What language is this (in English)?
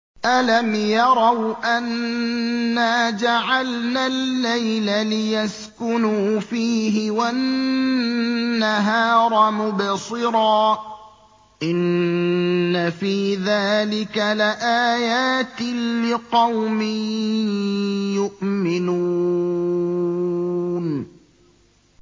Arabic